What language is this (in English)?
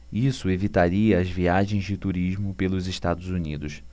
Portuguese